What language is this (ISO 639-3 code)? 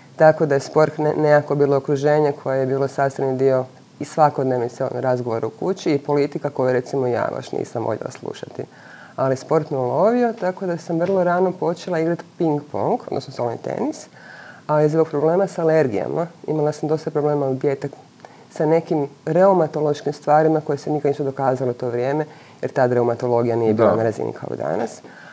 hrv